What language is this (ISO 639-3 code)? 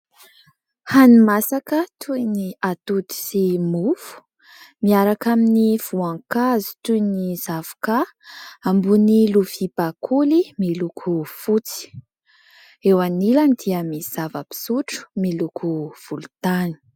mlg